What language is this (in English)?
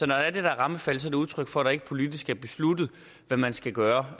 Danish